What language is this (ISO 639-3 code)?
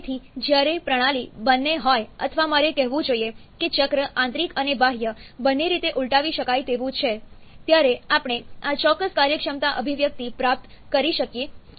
guj